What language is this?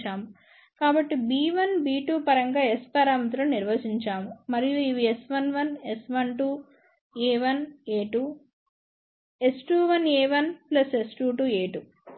Telugu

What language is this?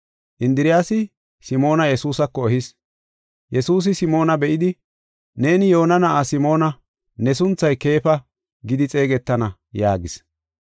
Gofa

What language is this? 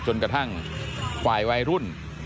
Thai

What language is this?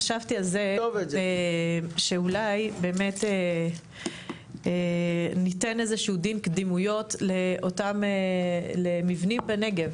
Hebrew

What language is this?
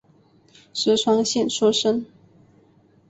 Chinese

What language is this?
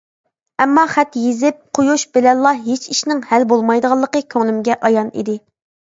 Uyghur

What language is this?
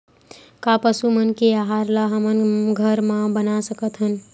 Chhattisgarhi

